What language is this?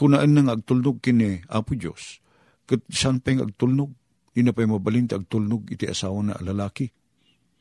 Filipino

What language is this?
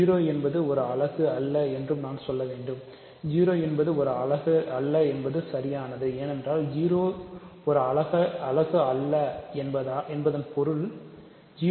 Tamil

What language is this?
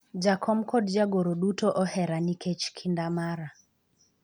Luo (Kenya and Tanzania)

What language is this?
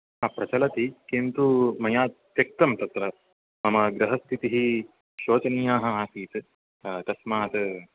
Sanskrit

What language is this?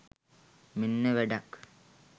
Sinhala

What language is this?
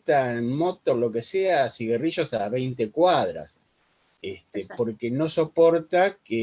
Spanish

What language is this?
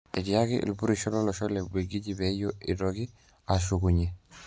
Masai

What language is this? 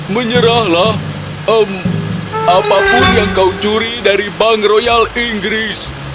Indonesian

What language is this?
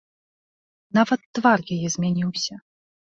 Belarusian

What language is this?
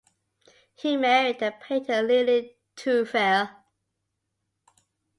English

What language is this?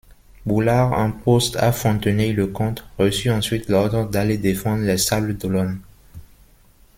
French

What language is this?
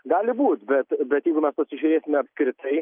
Lithuanian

